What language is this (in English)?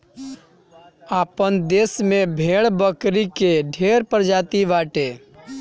Bhojpuri